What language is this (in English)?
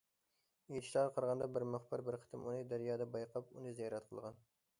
Uyghur